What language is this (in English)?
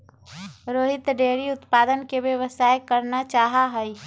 Magahi